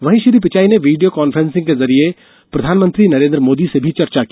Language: Hindi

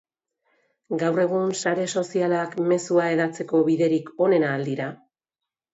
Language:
Basque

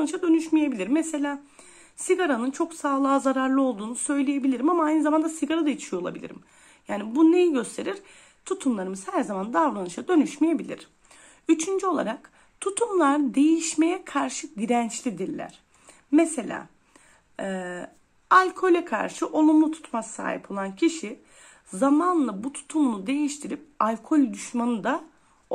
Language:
Turkish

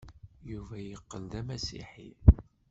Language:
Kabyle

